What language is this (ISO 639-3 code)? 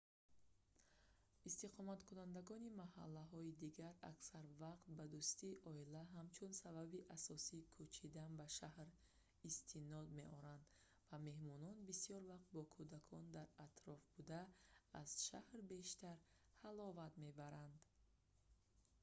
tgk